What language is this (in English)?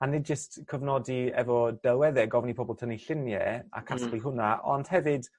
Welsh